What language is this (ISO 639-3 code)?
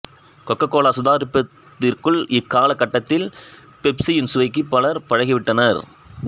tam